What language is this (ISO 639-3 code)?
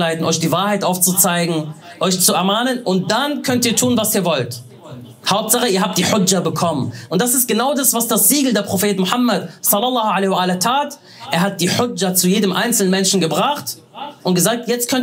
deu